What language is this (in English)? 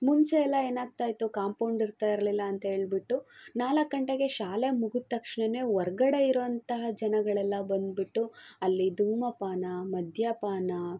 Kannada